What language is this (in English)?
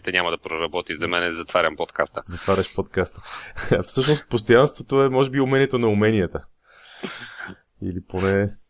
Bulgarian